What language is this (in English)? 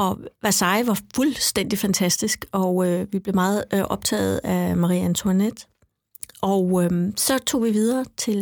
Danish